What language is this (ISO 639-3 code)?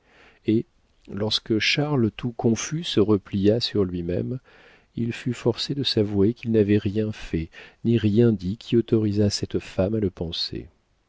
fra